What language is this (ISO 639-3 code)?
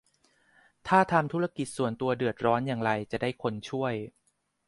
tha